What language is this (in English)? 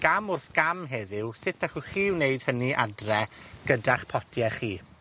Welsh